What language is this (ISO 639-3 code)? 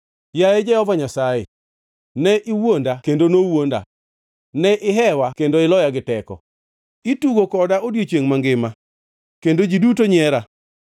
luo